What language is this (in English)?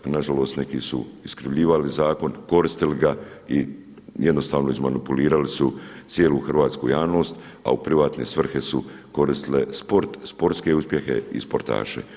Croatian